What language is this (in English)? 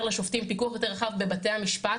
Hebrew